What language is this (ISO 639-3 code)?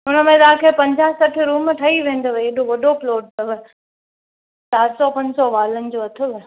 snd